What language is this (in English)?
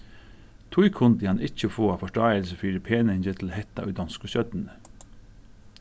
Faroese